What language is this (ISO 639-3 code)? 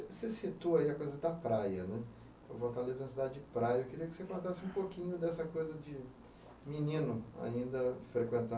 por